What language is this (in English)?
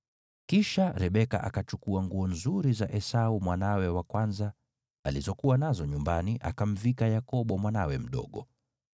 Swahili